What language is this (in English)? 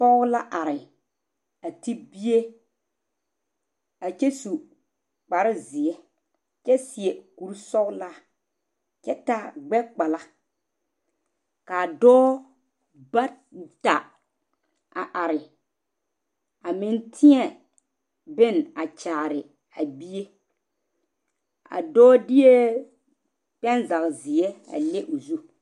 Southern Dagaare